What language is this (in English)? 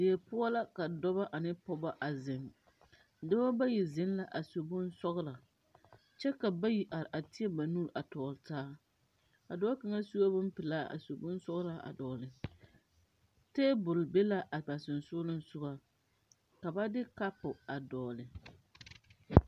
Southern Dagaare